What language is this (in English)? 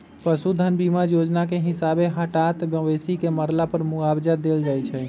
Magahi